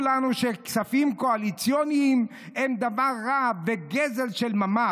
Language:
Hebrew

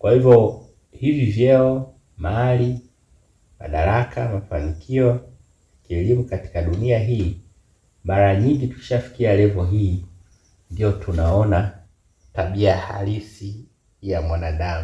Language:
Swahili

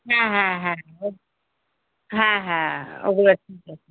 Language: Bangla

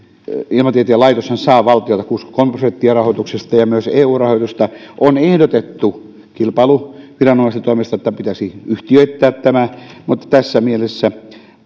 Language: Finnish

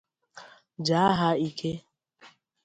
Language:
Igbo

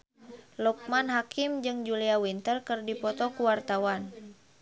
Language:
Sundanese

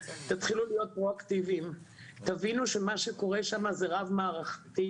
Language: Hebrew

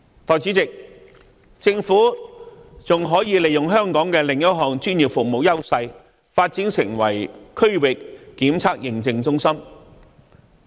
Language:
Cantonese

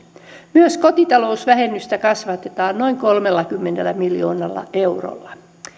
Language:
Finnish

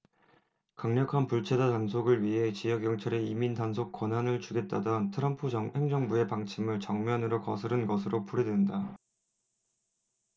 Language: Korean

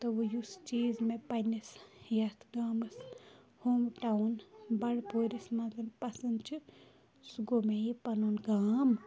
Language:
Kashmiri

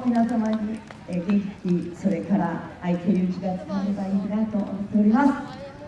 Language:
Japanese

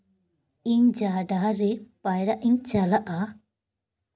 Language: Santali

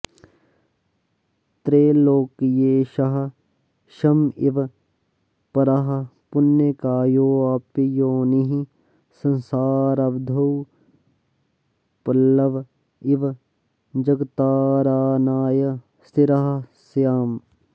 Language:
Sanskrit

